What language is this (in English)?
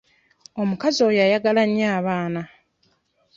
Ganda